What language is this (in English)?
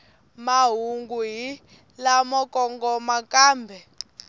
Tsonga